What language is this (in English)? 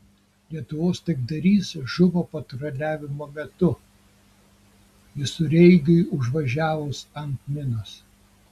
Lithuanian